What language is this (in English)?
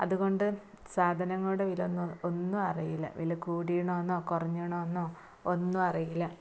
Malayalam